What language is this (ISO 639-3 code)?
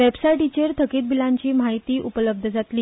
kok